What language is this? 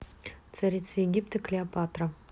Russian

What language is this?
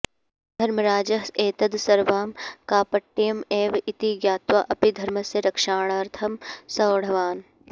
Sanskrit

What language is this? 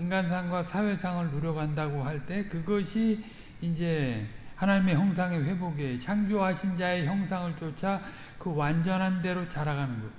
Korean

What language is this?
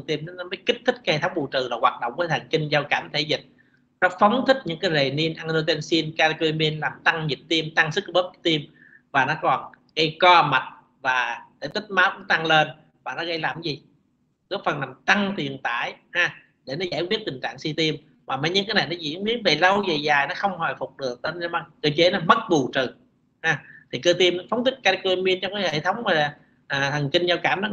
Vietnamese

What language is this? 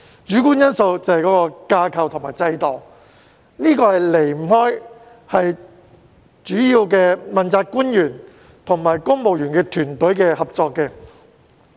Cantonese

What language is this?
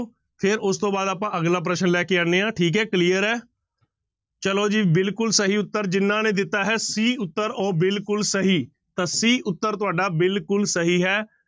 Punjabi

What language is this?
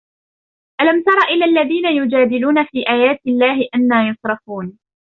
Arabic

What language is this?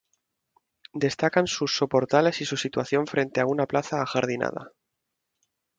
Spanish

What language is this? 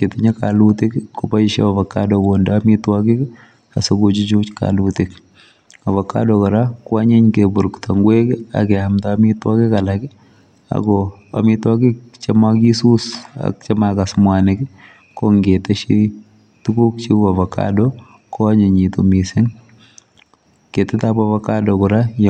Kalenjin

